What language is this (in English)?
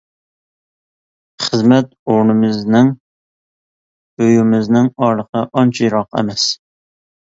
Uyghur